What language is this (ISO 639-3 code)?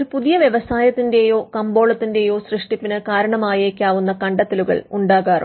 mal